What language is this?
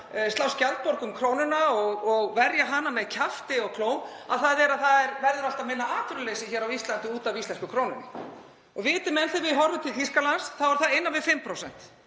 Icelandic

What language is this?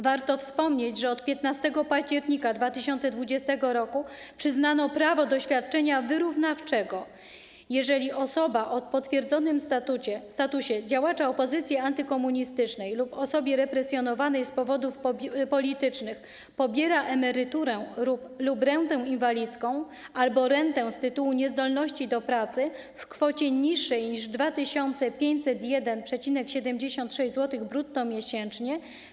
Polish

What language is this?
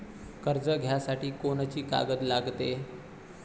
Marathi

